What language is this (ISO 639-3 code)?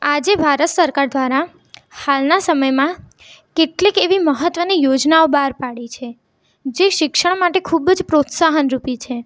guj